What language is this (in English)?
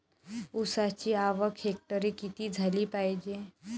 Marathi